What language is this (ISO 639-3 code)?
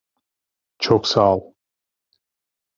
tur